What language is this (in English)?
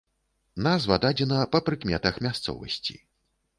Belarusian